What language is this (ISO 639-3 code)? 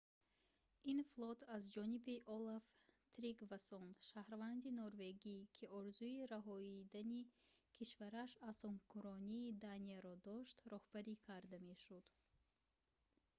tgk